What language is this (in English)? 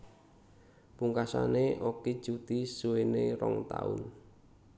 Javanese